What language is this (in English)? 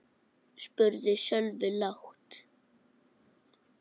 Icelandic